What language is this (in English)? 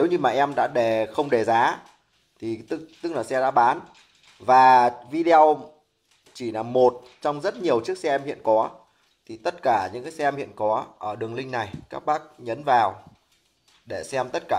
Vietnamese